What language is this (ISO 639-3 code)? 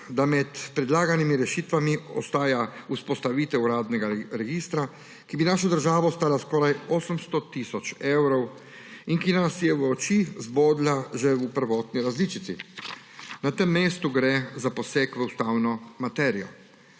slv